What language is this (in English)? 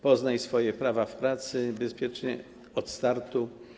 Polish